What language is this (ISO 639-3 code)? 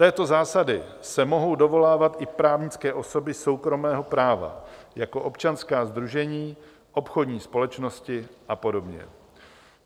ces